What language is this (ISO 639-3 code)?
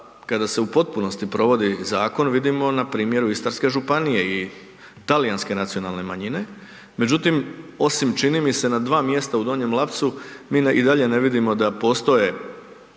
hrv